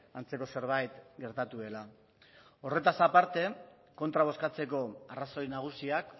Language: Basque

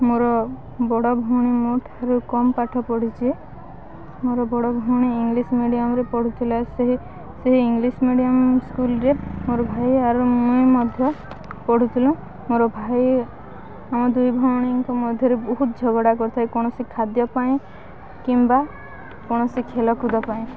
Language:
Odia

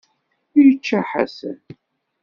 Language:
Kabyle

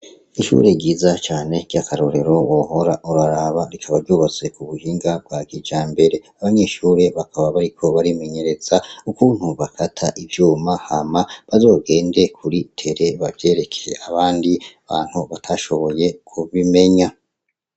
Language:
Rundi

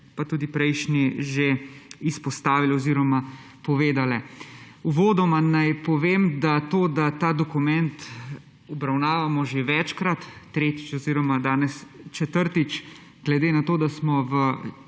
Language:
Slovenian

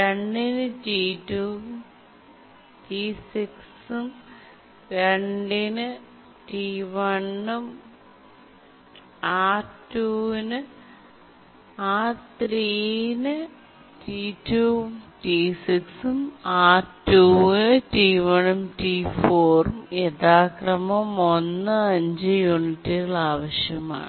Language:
Malayalam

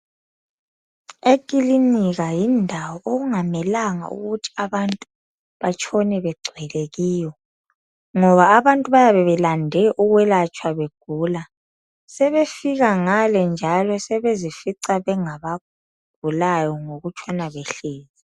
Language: North Ndebele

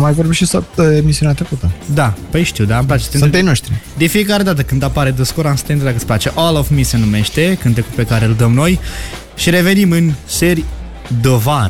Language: Romanian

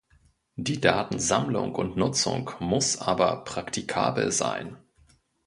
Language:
German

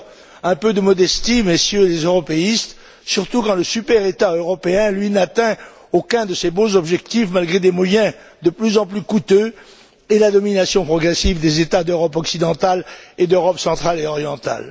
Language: French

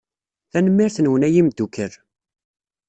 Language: Kabyle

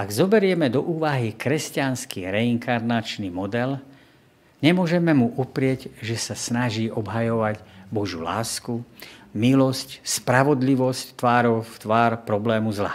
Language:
Slovak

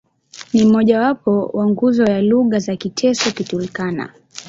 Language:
Swahili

